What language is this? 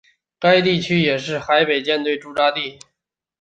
Chinese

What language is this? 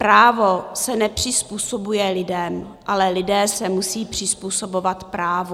Czech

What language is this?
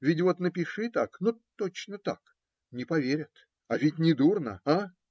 Russian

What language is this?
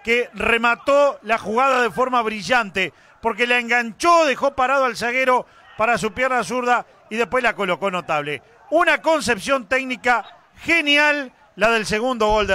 Spanish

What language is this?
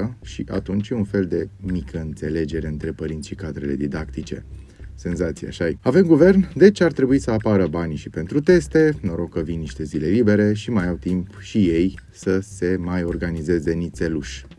Romanian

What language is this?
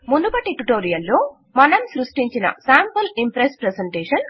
Telugu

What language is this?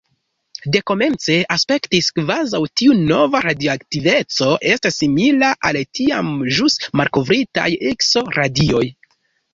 Esperanto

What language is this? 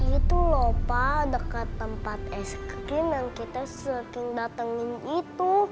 Indonesian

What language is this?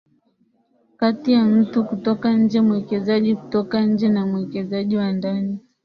Swahili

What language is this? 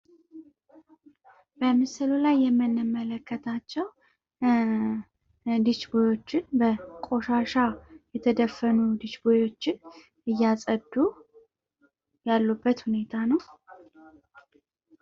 Amharic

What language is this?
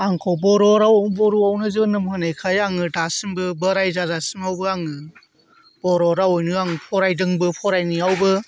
Bodo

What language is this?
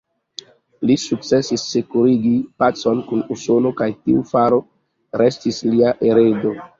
Esperanto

